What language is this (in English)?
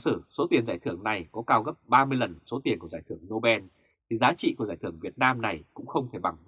Vietnamese